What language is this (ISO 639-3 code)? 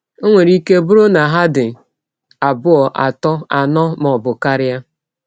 ibo